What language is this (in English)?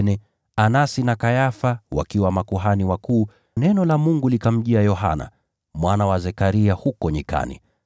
Swahili